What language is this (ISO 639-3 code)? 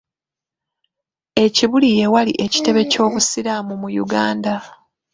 lug